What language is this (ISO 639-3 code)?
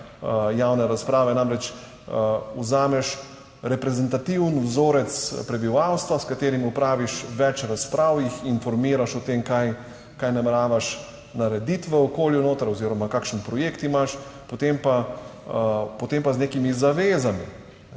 slv